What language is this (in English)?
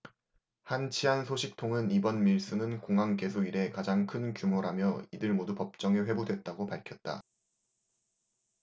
Korean